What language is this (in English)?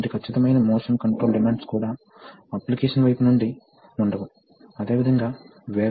Telugu